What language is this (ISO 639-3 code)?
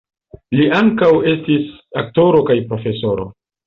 epo